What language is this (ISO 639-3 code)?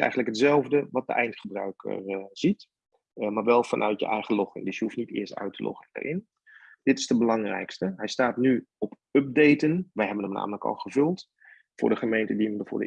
nld